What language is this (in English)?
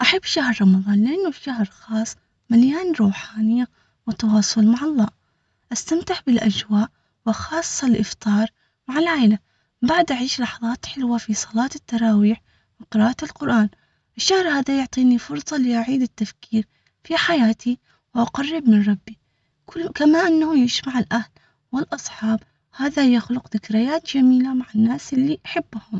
Omani Arabic